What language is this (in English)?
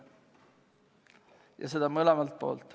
Estonian